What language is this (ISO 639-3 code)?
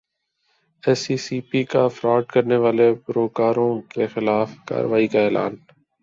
urd